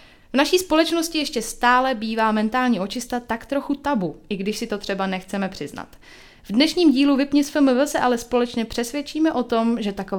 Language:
Czech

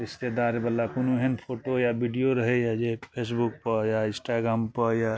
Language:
Maithili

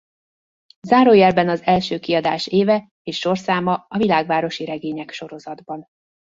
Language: Hungarian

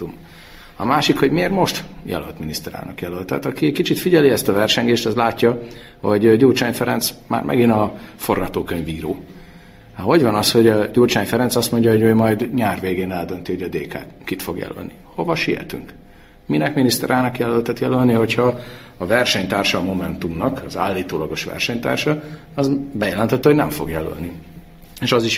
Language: Hungarian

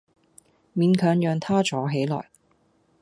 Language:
Cantonese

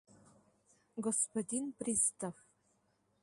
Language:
Mari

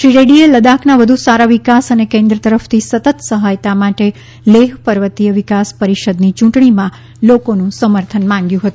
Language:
Gujarati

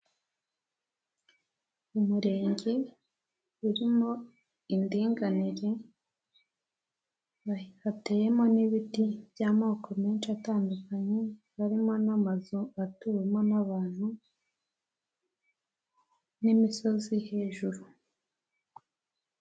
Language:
Kinyarwanda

